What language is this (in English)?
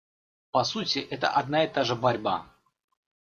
Russian